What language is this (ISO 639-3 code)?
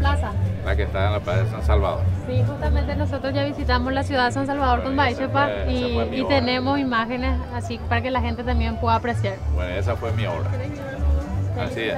spa